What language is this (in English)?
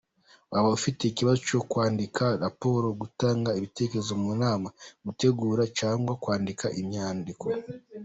Kinyarwanda